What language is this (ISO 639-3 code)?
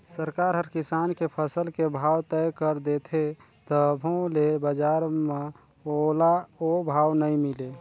hne